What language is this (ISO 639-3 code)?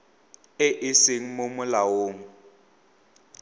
tsn